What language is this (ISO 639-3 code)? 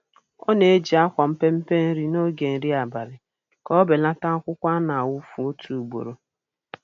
ibo